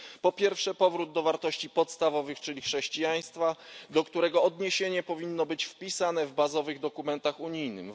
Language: Polish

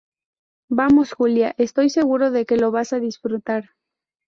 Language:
Spanish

